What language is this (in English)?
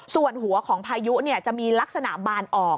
Thai